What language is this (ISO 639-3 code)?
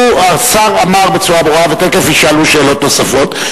heb